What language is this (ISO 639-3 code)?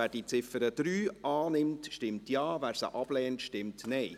gsw